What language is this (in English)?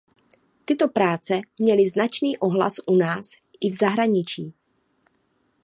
Czech